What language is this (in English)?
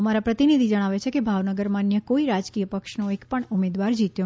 Gujarati